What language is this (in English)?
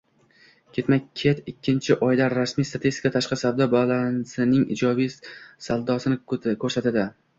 Uzbek